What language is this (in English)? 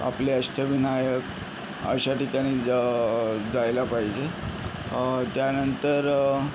Marathi